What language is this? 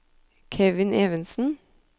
Norwegian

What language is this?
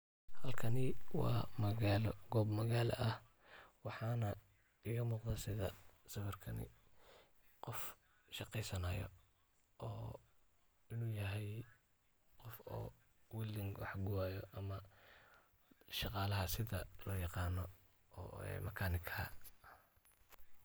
Somali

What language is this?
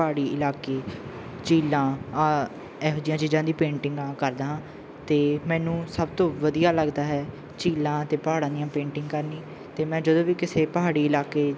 Punjabi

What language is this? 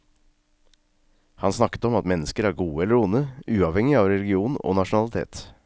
Norwegian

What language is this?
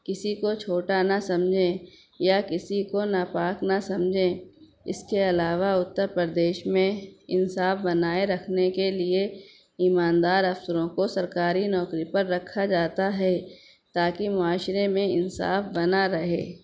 Urdu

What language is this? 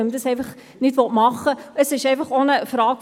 Swiss German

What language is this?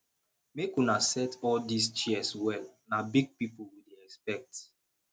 Nigerian Pidgin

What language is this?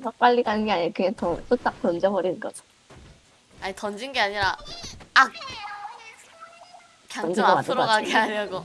Korean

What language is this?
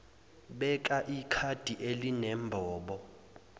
Zulu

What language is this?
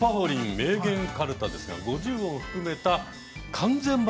Japanese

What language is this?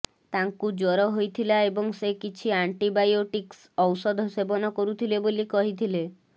Odia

